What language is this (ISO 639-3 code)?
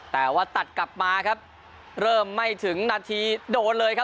tha